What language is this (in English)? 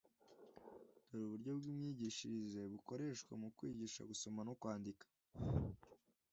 Kinyarwanda